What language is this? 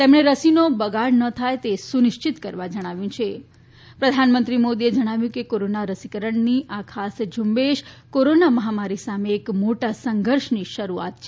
Gujarati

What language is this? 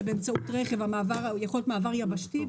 Hebrew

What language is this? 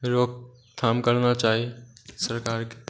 Maithili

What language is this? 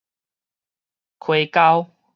Min Nan Chinese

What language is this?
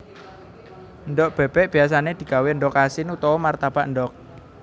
Javanese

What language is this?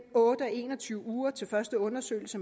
Danish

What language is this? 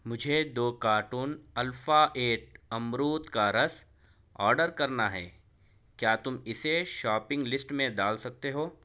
Urdu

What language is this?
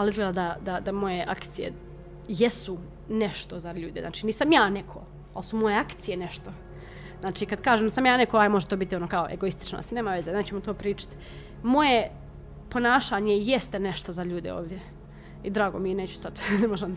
Croatian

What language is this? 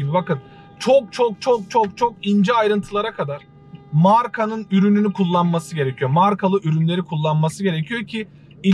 Turkish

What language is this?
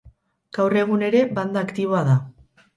Basque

